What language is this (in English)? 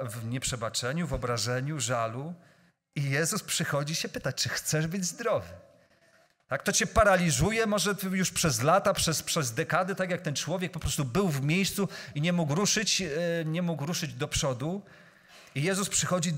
Polish